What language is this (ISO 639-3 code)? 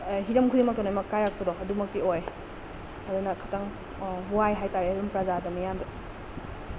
mni